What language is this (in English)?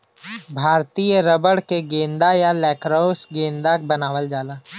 Bhojpuri